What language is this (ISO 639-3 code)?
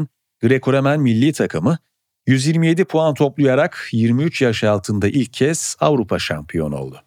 tur